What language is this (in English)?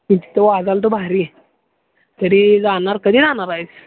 Marathi